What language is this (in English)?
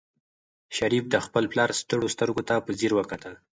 Pashto